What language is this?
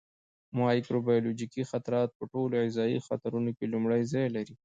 Pashto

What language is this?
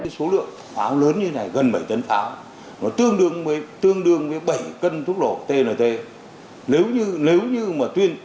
Vietnamese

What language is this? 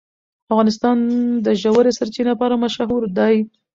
Pashto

